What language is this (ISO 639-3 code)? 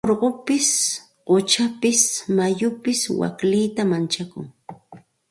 qxt